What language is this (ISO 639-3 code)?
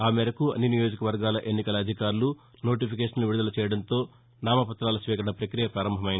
tel